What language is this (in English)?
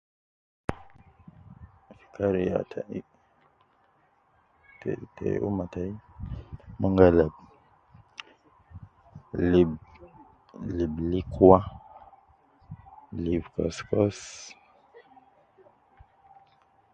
Nubi